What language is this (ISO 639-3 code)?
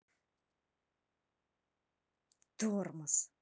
rus